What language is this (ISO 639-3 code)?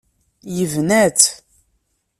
kab